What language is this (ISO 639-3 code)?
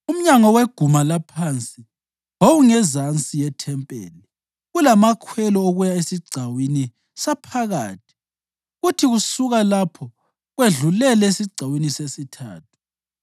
nde